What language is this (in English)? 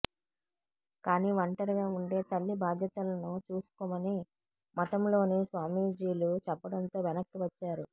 Telugu